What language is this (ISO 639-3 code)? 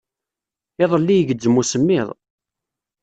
kab